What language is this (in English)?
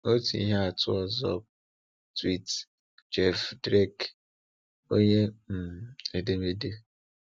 Igbo